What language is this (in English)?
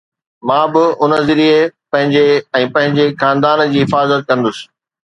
Sindhi